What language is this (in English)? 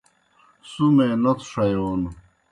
Kohistani Shina